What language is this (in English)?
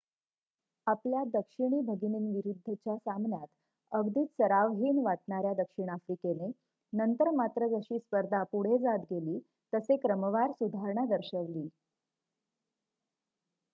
Marathi